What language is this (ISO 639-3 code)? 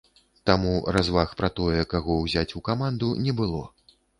bel